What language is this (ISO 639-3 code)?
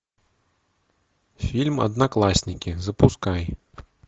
rus